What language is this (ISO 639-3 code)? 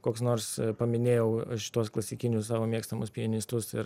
lit